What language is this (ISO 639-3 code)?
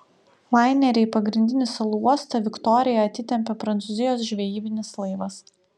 lit